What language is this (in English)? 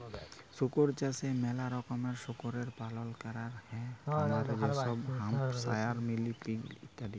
Bangla